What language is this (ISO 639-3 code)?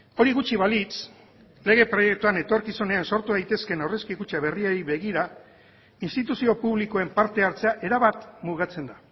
eus